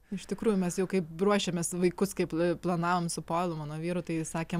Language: Lithuanian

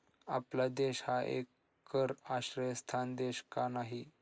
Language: Marathi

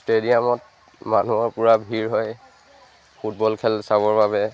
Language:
Assamese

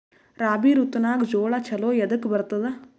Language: Kannada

